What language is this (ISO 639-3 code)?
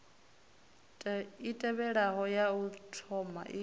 ven